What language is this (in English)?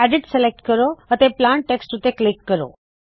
Punjabi